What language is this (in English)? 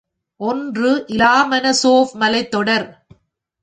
Tamil